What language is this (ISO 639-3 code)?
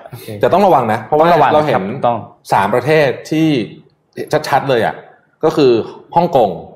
tha